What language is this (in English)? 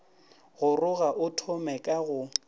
Northern Sotho